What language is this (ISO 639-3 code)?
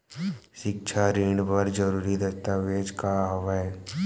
hne